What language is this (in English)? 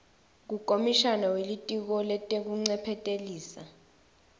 Swati